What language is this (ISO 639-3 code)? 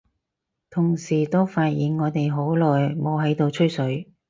yue